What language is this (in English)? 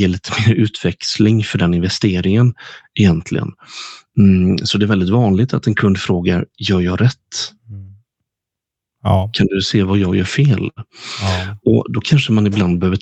Swedish